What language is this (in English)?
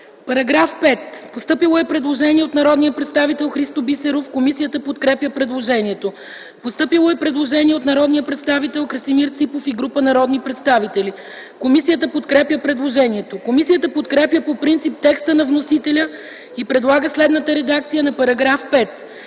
Bulgarian